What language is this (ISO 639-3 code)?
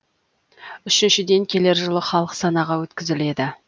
kaz